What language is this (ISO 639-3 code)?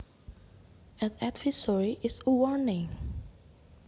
jav